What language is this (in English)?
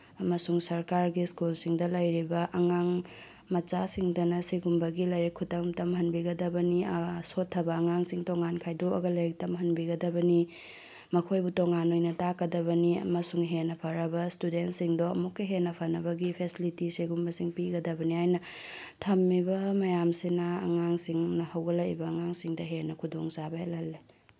Manipuri